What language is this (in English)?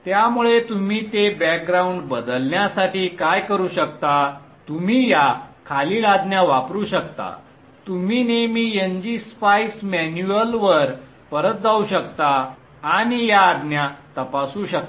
Marathi